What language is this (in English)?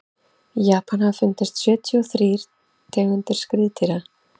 Icelandic